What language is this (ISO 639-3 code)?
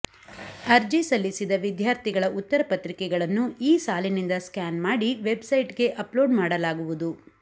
kan